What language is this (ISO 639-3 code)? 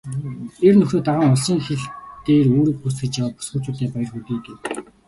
mon